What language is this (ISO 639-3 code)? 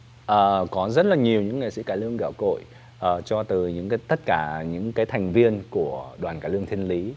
vie